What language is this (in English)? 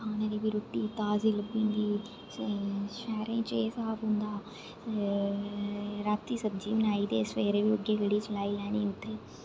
Dogri